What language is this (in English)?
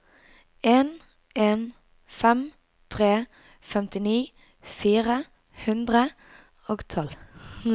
Norwegian